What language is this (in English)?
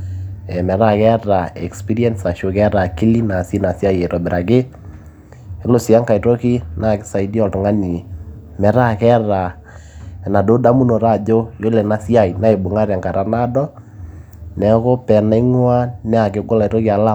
Masai